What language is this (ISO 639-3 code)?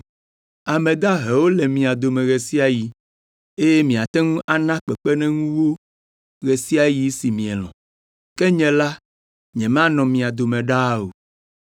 ewe